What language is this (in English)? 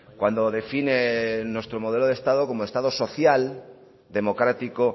Spanish